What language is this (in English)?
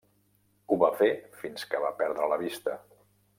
Catalan